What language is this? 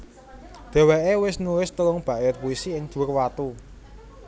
Javanese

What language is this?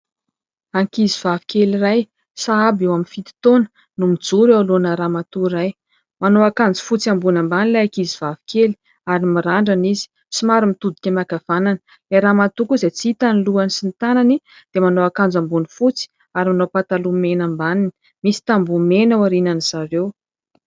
Malagasy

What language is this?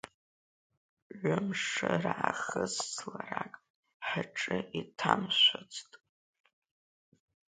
Abkhazian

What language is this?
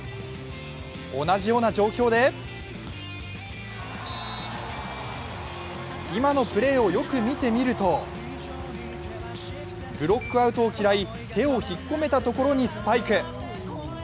Japanese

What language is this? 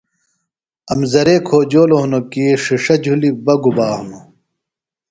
Phalura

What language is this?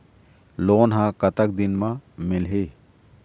Chhattisgarhi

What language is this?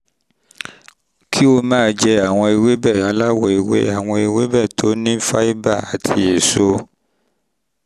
Yoruba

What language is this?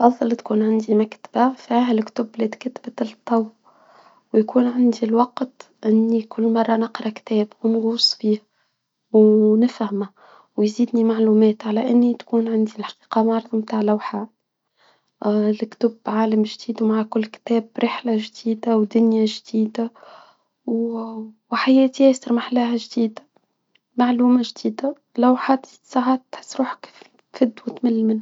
Tunisian Arabic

